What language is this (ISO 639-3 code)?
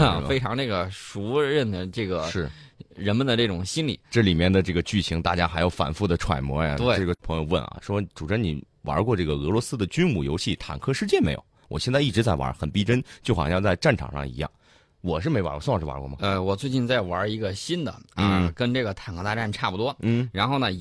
zho